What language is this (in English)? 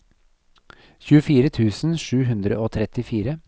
Norwegian